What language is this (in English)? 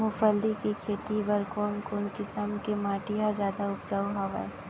Chhattisgarhi